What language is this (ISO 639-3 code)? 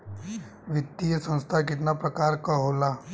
bho